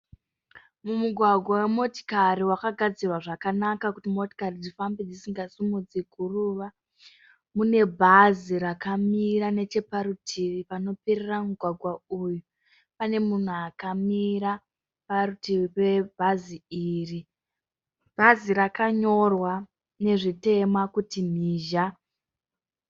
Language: Shona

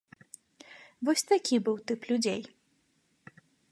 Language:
Belarusian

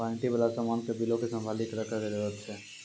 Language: Maithili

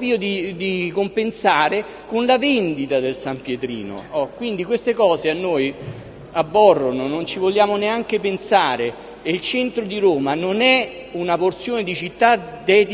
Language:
Italian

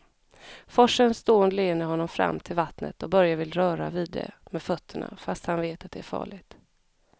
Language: Swedish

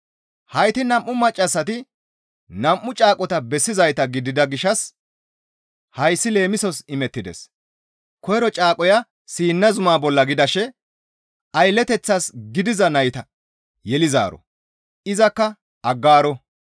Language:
Gamo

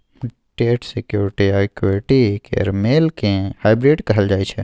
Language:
Maithili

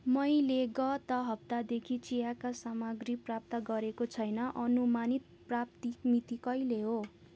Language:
Nepali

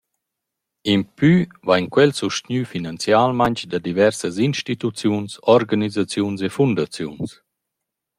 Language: Romansh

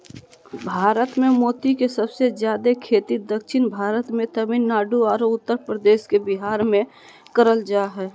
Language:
Magahi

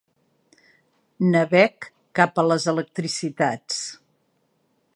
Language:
Catalan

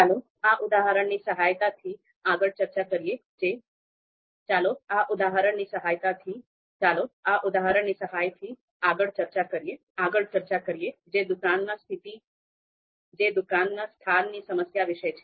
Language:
Gujarati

